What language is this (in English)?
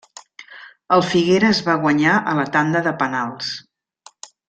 Catalan